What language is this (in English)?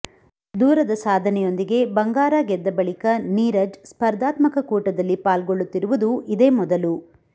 Kannada